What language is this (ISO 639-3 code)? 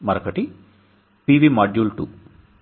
tel